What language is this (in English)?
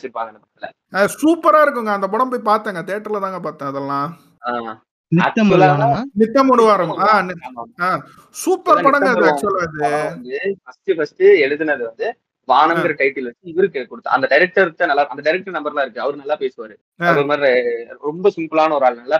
Tamil